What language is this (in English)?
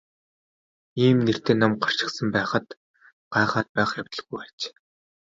Mongolian